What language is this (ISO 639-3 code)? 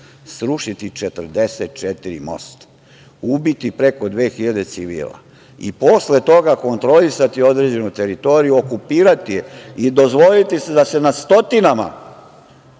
srp